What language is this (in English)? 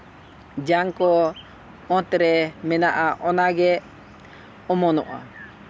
Santali